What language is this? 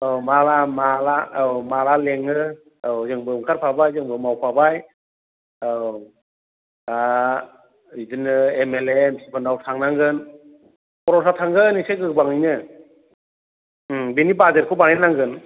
Bodo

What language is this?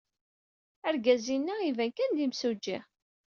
Kabyle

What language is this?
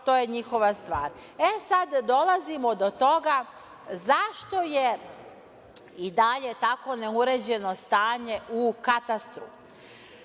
Serbian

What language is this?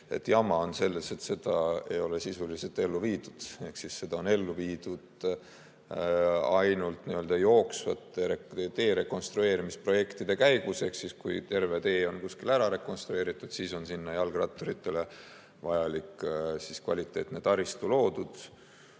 Estonian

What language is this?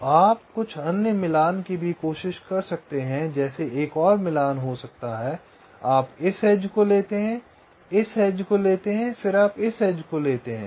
Hindi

